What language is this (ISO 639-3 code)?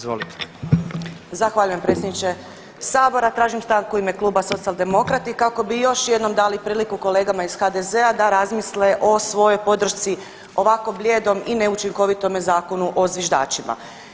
hrv